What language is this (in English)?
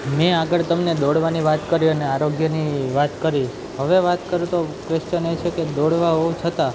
Gujarati